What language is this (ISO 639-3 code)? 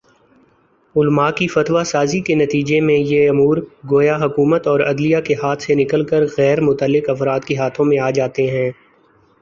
urd